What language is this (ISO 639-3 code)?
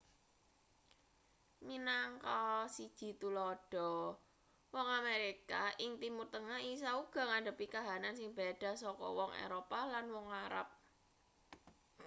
jav